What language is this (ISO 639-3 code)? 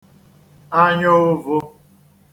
ibo